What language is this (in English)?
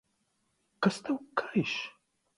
Latvian